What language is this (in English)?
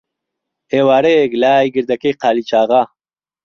Central Kurdish